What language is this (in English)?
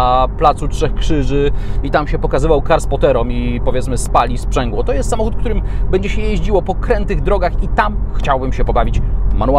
Polish